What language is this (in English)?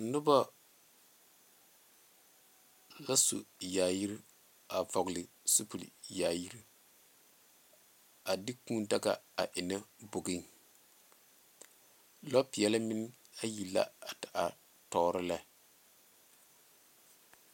Southern Dagaare